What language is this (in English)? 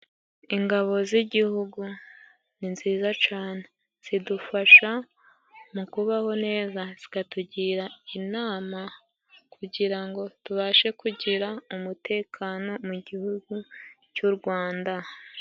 Kinyarwanda